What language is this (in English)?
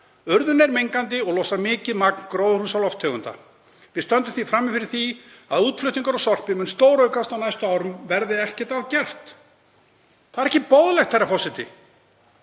Icelandic